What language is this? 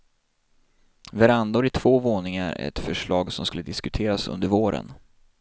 Swedish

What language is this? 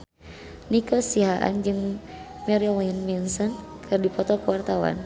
Sundanese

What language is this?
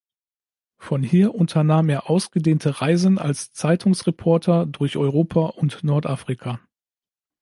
German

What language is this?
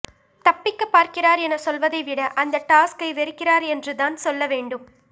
Tamil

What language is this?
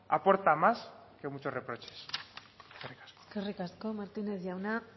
Basque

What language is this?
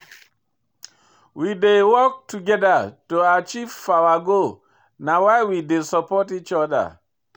Nigerian Pidgin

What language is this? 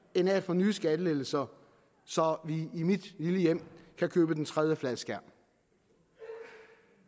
Danish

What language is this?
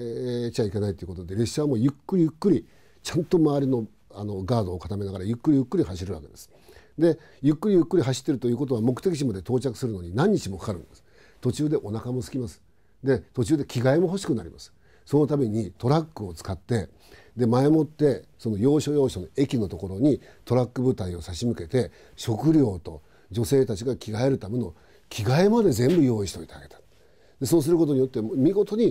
Japanese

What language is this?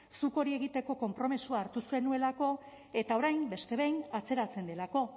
Basque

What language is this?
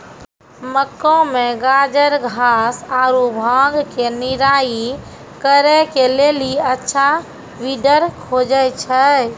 Maithili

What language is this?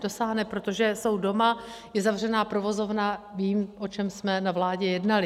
Czech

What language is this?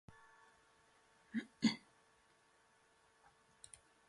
Slovenian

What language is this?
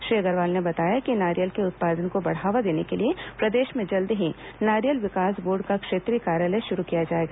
Hindi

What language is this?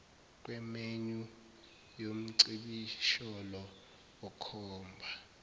Zulu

